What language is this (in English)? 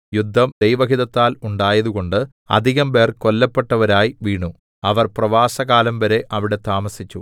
Malayalam